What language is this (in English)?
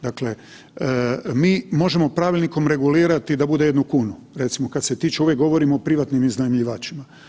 Croatian